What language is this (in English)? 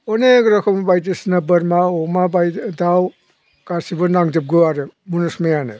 Bodo